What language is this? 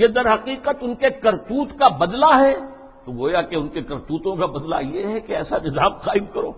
Urdu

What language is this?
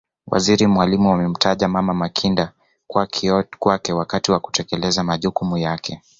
Swahili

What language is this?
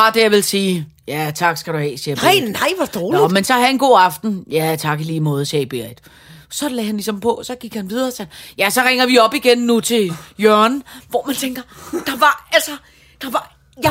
Danish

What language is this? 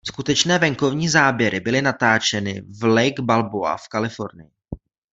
Czech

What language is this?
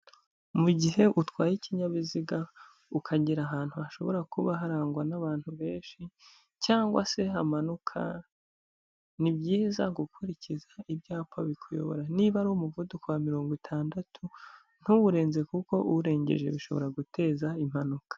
Kinyarwanda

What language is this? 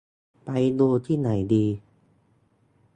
Thai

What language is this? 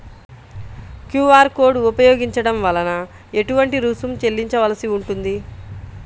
Telugu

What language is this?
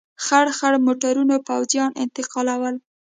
Pashto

